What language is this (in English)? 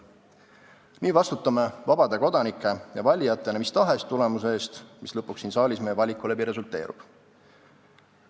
Estonian